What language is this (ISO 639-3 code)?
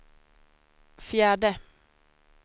swe